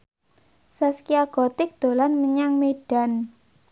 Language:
Javanese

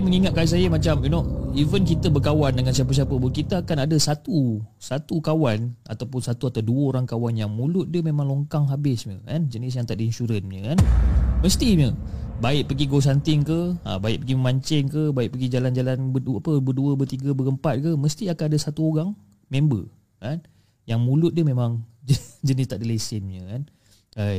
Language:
Malay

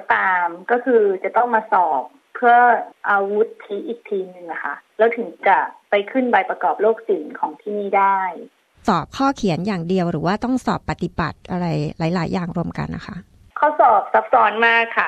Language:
Thai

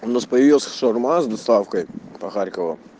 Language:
Russian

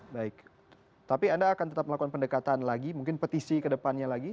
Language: Indonesian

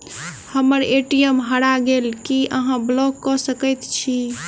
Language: Maithili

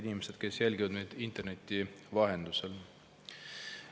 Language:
Estonian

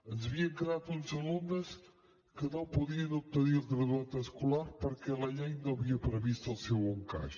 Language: Catalan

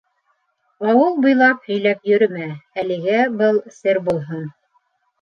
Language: Bashkir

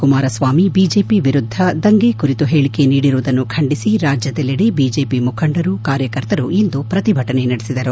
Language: Kannada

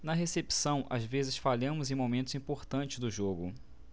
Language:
Portuguese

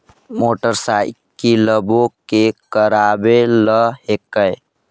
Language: Magahi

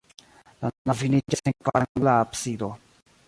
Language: Esperanto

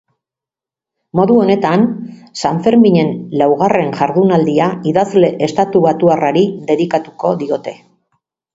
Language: Basque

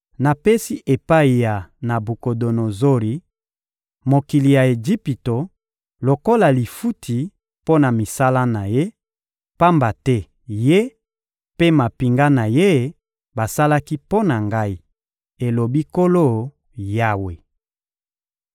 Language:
Lingala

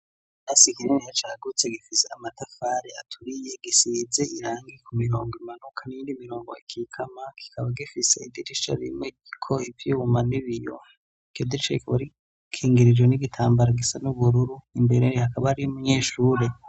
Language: Rundi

